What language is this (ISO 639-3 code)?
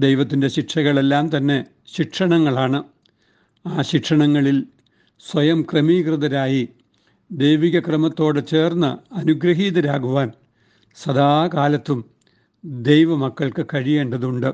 mal